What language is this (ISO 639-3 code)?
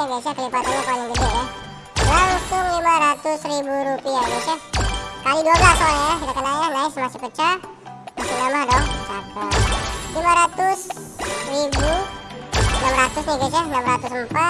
ind